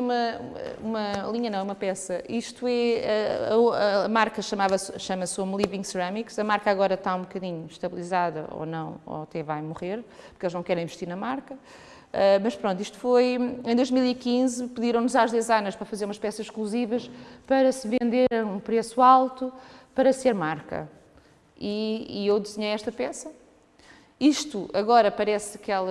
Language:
Portuguese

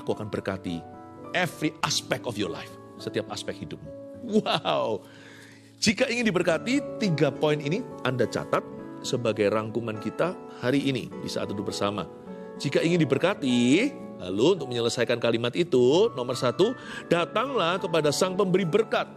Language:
Indonesian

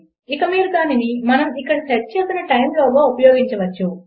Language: Telugu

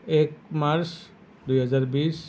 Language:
Assamese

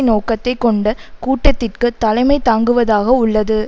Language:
Tamil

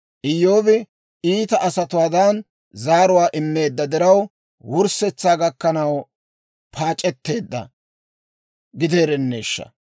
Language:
Dawro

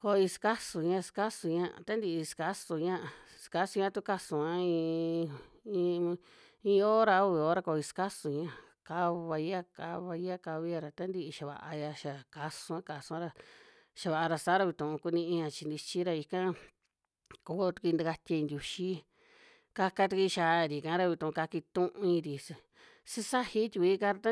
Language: Western Juxtlahuaca Mixtec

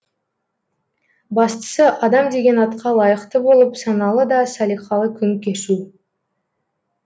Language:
Kazakh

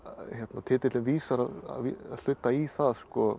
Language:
Icelandic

